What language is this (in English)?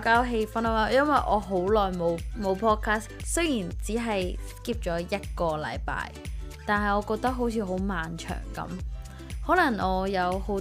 Chinese